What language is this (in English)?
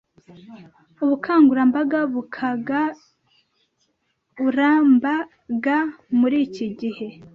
Kinyarwanda